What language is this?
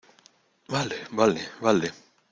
Spanish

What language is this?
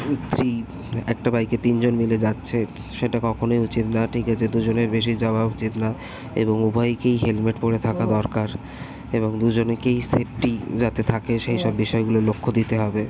Bangla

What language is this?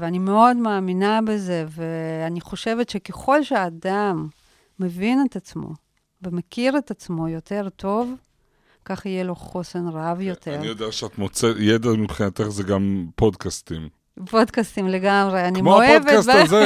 Hebrew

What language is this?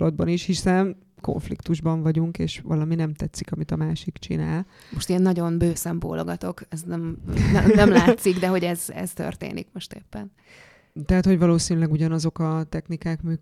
Hungarian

